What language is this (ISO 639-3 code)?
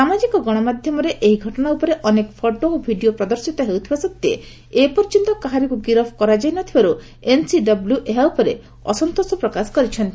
ori